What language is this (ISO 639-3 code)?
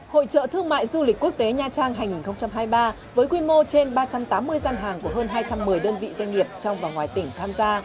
vie